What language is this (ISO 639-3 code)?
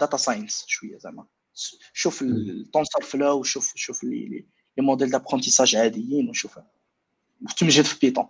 ara